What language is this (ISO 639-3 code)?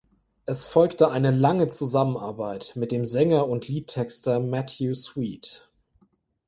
deu